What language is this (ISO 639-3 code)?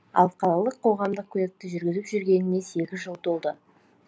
kaz